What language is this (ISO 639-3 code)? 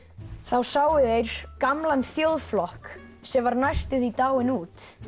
isl